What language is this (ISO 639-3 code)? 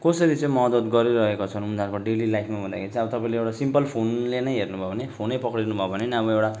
nep